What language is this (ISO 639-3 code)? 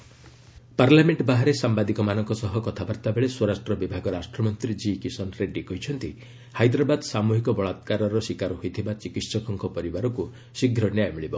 ori